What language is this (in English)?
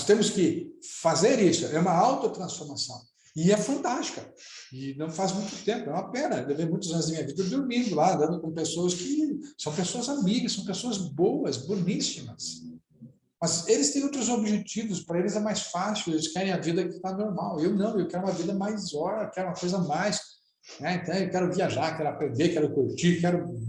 Portuguese